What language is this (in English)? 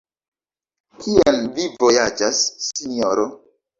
Esperanto